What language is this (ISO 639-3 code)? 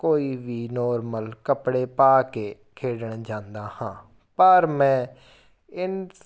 pan